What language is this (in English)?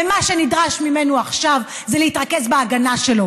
Hebrew